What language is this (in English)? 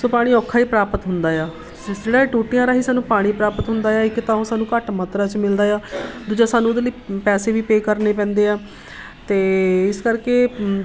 Punjabi